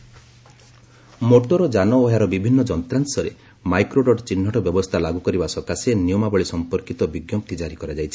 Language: Odia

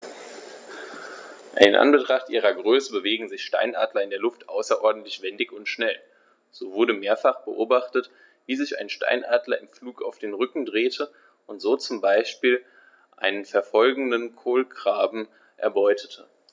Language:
German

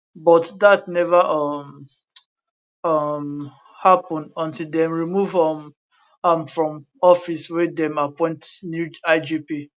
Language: Nigerian Pidgin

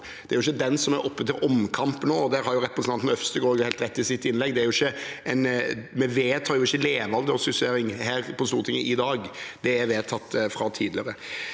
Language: Norwegian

